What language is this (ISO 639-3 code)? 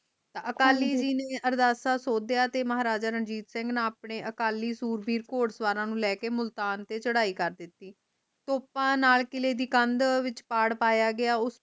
pan